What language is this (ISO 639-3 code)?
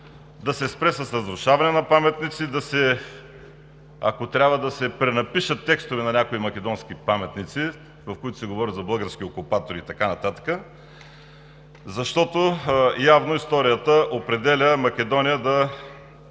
bul